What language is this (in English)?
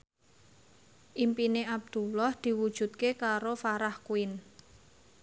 Javanese